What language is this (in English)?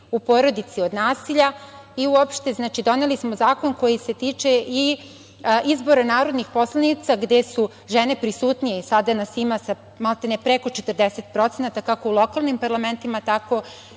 Serbian